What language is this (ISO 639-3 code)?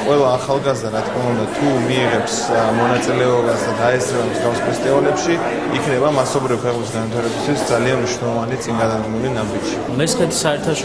fas